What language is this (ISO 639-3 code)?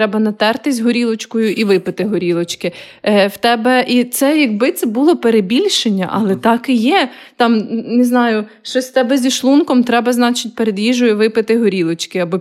ukr